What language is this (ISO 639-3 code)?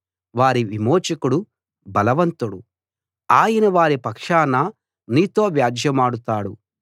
tel